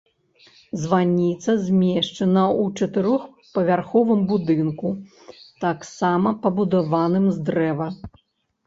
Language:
Belarusian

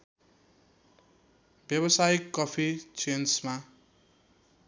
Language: Nepali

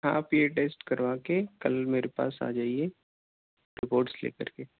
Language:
Urdu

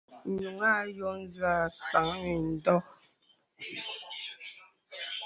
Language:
Bebele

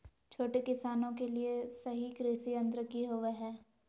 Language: Magahi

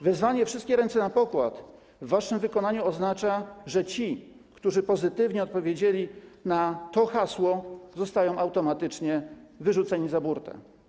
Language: Polish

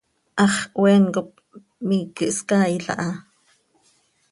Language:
Seri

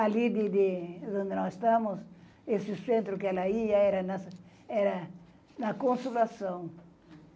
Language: Portuguese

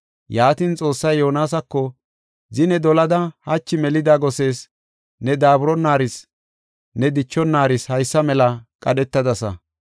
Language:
Gofa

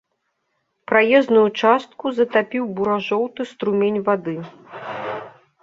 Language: Belarusian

